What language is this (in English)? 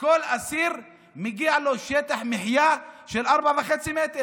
Hebrew